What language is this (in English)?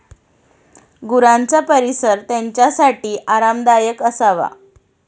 Marathi